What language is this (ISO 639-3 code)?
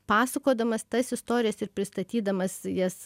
lit